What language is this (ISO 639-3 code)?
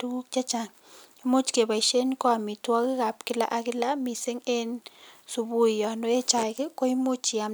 kln